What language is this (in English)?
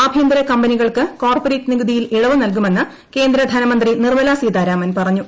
Malayalam